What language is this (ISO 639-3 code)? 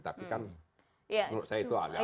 ind